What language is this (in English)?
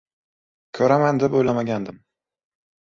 Uzbek